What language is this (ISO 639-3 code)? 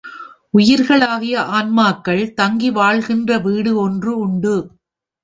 tam